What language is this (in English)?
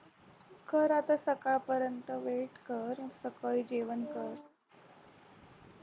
Marathi